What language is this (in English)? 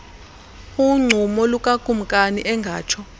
Xhosa